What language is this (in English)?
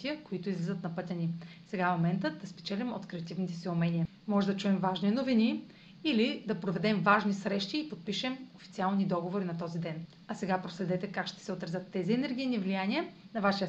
Bulgarian